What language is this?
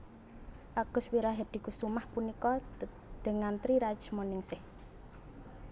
Javanese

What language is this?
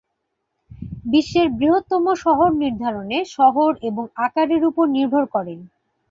Bangla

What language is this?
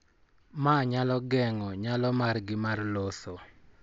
Luo (Kenya and Tanzania)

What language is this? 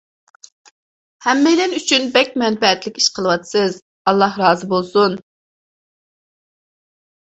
Uyghur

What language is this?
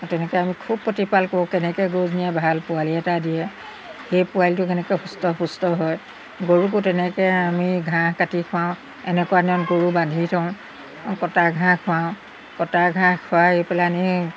Assamese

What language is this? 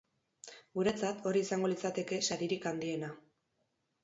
Basque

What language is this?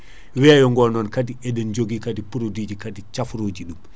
Fula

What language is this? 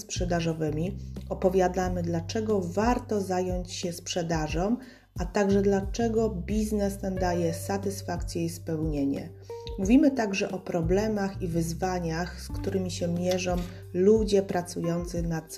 Polish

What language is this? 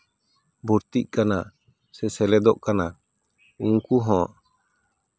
Santali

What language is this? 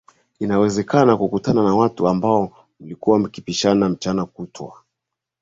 Swahili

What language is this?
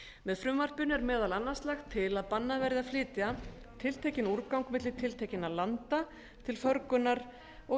Icelandic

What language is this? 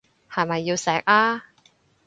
Cantonese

